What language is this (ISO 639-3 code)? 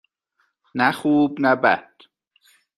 fas